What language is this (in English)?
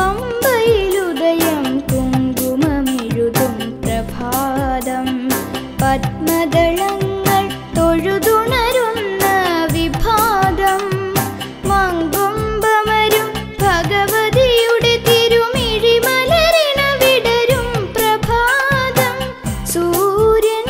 Thai